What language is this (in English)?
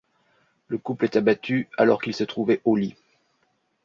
French